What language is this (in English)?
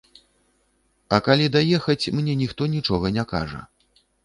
Belarusian